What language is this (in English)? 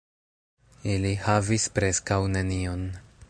Esperanto